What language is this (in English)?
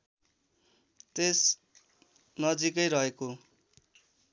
Nepali